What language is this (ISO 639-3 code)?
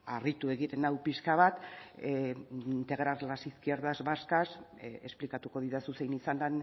eus